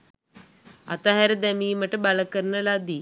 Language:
Sinhala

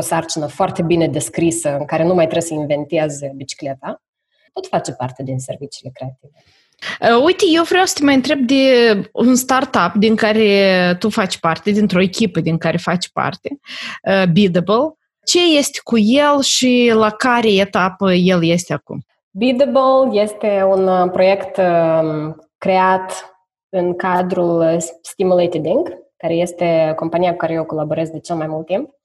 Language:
Romanian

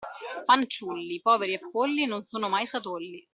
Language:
Italian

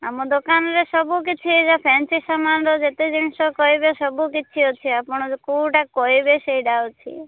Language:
Odia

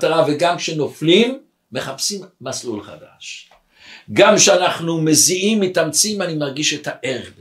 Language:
Hebrew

